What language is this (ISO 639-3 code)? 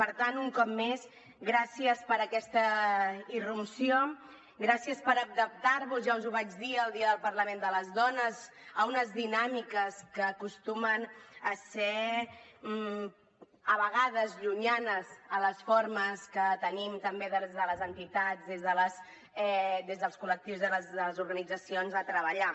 cat